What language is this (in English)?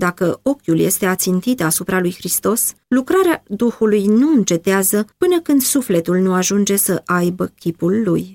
Romanian